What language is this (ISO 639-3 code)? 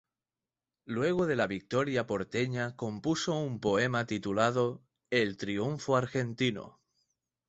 spa